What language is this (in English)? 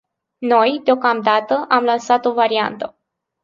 Romanian